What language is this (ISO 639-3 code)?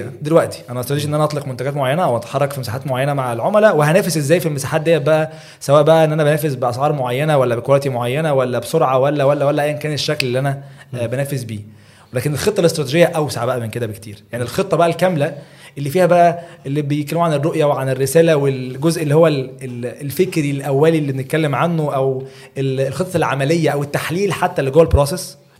ara